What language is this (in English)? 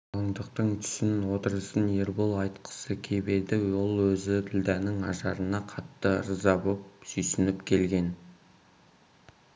Kazakh